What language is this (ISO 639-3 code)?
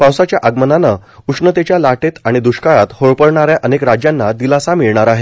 mar